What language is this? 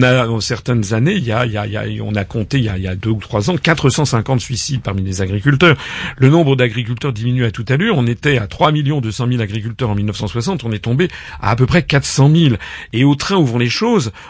French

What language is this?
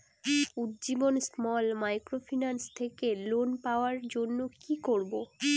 Bangla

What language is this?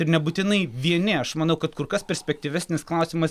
Lithuanian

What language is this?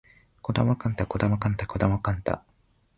Japanese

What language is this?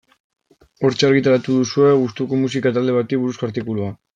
Basque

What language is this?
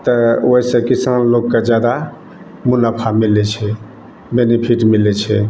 Maithili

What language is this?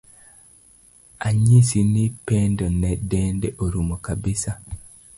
Luo (Kenya and Tanzania)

